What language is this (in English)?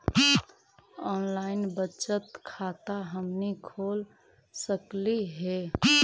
Magahi